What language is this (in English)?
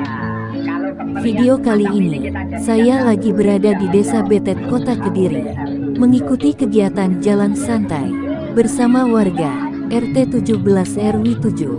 Indonesian